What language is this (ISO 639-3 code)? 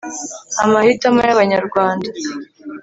kin